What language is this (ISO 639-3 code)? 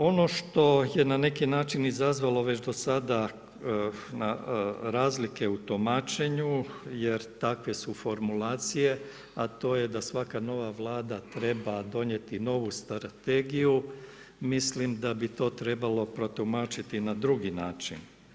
hrv